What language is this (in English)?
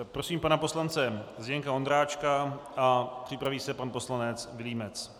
Czech